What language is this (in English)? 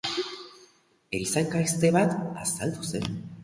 Basque